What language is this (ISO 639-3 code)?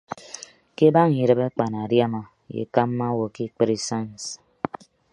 ibb